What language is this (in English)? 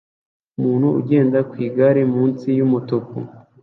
Kinyarwanda